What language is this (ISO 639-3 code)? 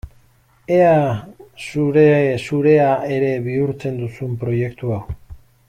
eus